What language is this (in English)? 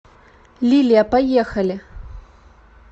Russian